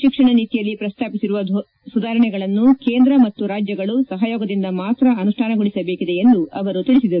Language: Kannada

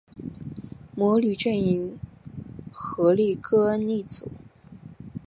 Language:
Chinese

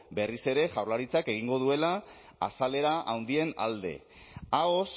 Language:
Basque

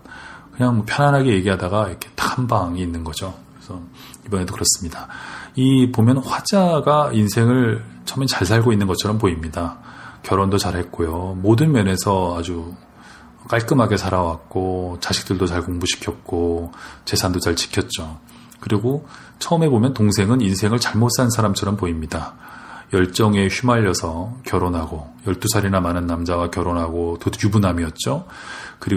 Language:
Korean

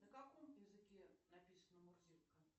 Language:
Russian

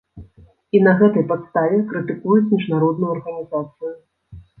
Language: Belarusian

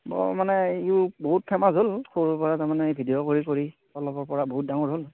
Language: Assamese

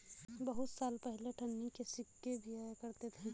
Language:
Hindi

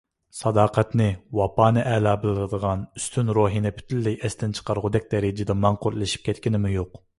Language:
Uyghur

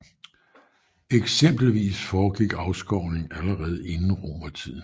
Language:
Danish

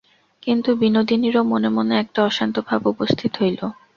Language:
Bangla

